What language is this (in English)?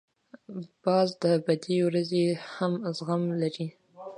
Pashto